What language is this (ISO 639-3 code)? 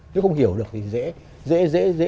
vie